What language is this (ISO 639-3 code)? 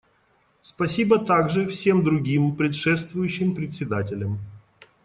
rus